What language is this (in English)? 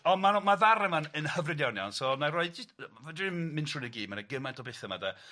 Welsh